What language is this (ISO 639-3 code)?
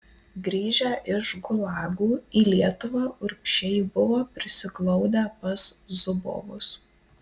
lit